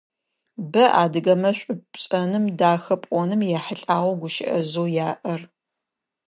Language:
Adyghe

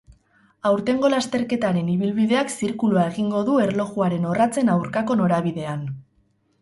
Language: Basque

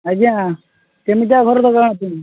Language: Odia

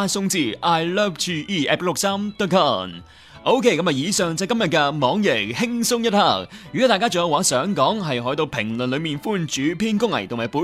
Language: Chinese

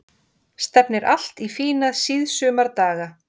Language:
Icelandic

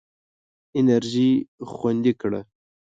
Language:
Pashto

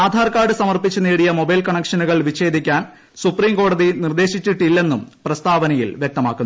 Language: Malayalam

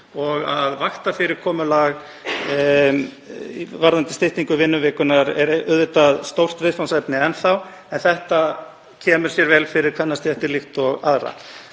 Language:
Icelandic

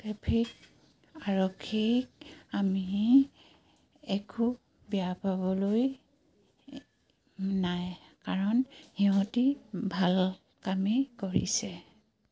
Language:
Assamese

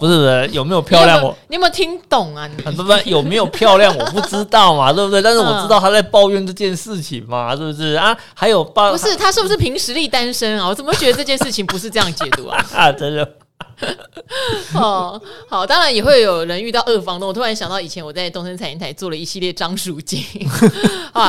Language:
Chinese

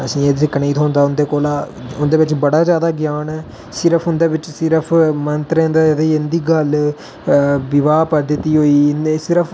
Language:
Dogri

